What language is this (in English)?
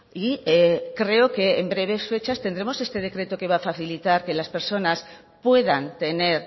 Spanish